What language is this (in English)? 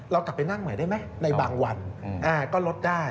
Thai